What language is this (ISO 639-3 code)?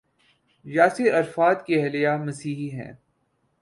urd